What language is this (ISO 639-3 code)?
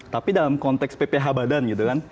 ind